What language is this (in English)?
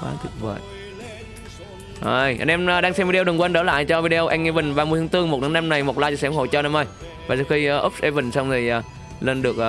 Vietnamese